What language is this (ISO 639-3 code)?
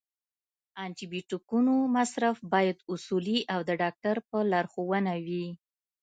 pus